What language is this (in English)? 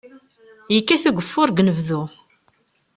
Kabyle